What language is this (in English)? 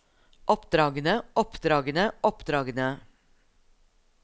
Norwegian